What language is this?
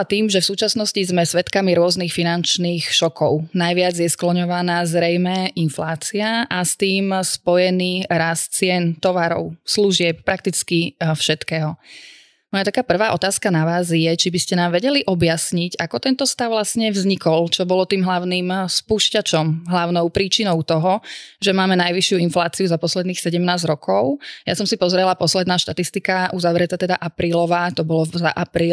Slovak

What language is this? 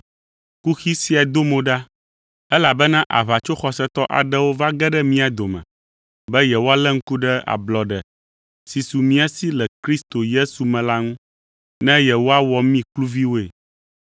Ewe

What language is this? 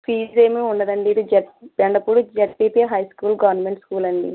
Telugu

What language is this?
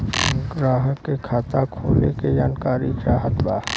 Bhojpuri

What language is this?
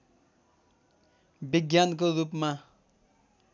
Nepali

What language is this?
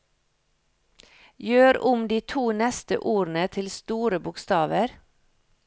Norwegian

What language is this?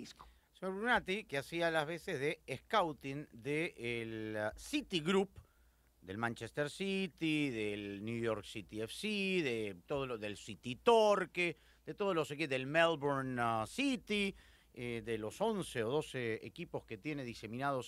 Spanish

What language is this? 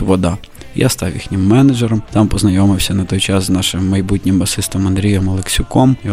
Ukrainian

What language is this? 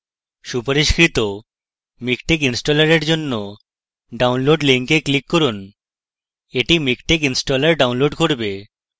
Bangla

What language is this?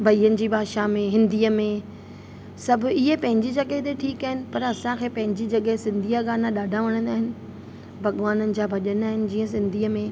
Sindhi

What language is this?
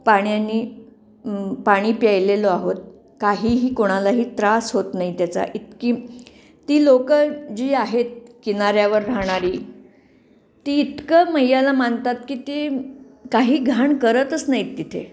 Marathi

